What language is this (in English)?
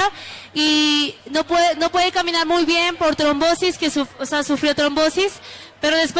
Spanish